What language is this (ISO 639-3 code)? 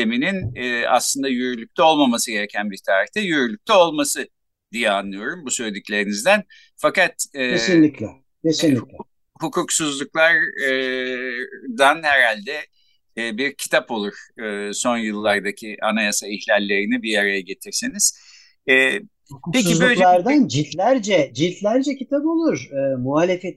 tur